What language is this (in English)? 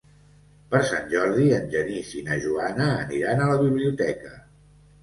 Catalan